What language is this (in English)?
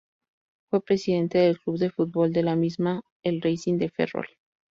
Spanish